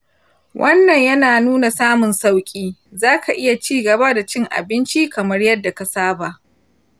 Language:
Hausa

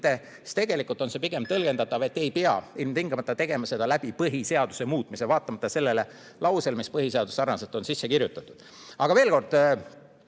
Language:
Estonian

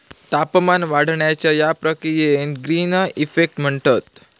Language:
Marathi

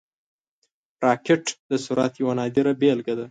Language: Pashto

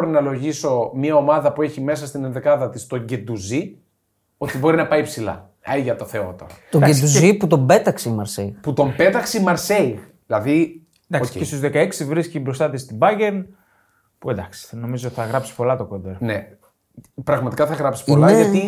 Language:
Greek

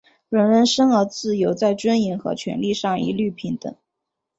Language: Chinese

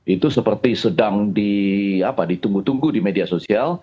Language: Indonesian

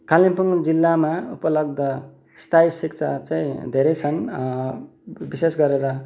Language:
Nepali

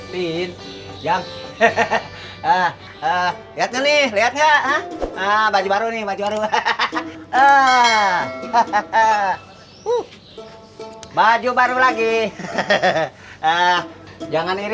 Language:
Indonesian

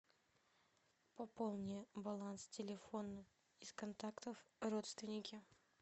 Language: Russian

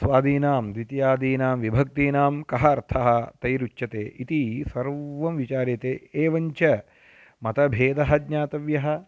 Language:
Sanskrit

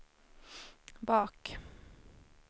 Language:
Swedish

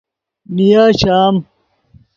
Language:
Yidgha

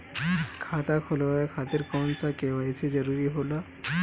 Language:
Bhojpuri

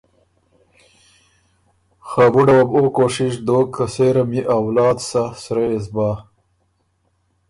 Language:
Ormuri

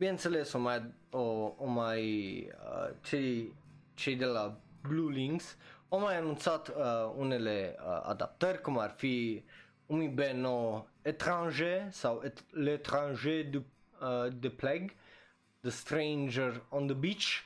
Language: Romanian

